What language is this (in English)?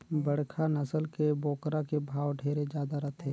Chhattisgarhi